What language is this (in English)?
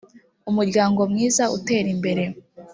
Kinyarwanda